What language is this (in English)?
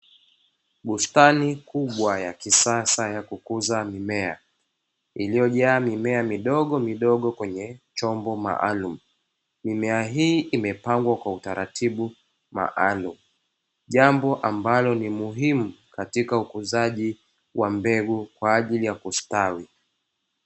Swahili